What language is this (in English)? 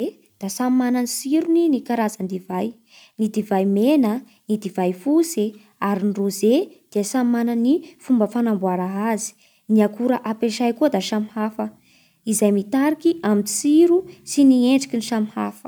Bara Malagasy